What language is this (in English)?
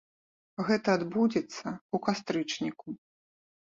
Belarusian